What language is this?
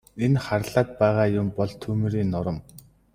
Mongolian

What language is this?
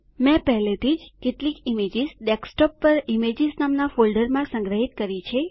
Gujarati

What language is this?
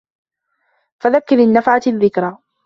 Arabic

